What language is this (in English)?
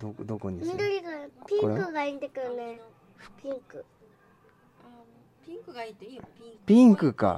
Japanese